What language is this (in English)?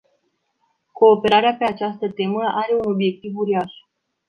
Romanian